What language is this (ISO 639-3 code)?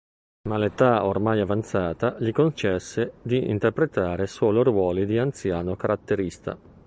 ita